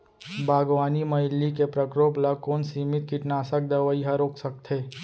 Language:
Chhattisgarhi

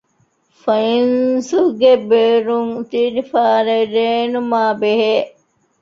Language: Divehi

